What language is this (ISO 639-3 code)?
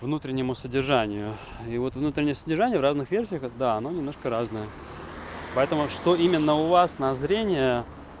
rus